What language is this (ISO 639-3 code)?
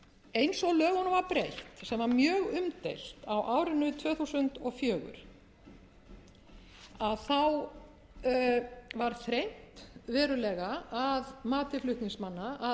isl